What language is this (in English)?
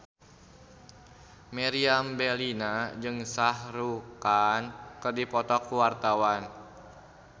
Sundanese